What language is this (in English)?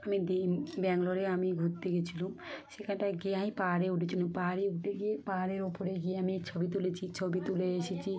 Bangla